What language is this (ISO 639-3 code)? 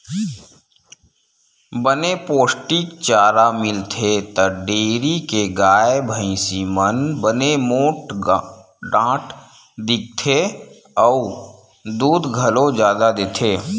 hne